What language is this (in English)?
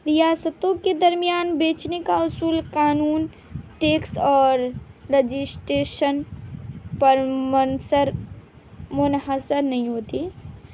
Urdu